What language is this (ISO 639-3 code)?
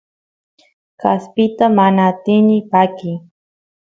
qus